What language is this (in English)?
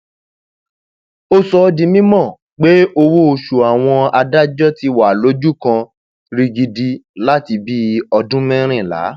Yoruba